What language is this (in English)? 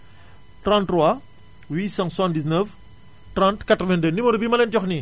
Wolof